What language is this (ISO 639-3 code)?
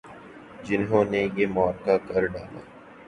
urd